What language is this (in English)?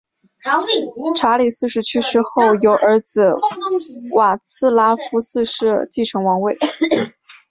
Chinese